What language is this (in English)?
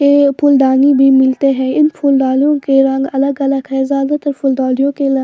Hindi